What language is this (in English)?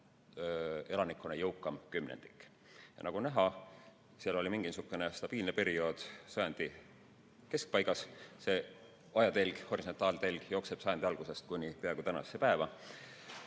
Estonian